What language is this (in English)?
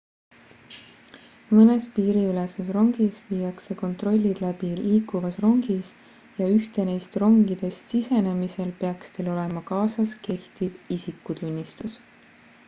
Estonian